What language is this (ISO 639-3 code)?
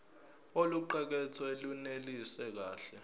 zul